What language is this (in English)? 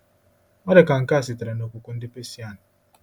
Igbo